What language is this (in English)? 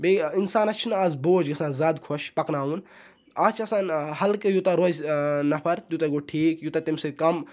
Kashmiri